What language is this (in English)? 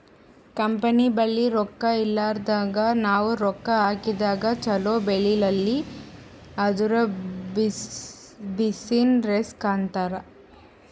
Kannada